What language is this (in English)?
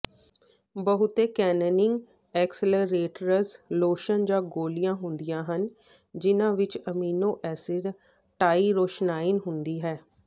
Punjabi